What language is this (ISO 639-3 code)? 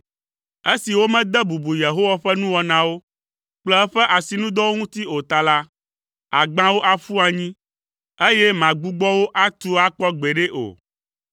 ewe